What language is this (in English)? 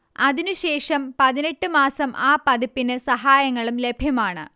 Malayalam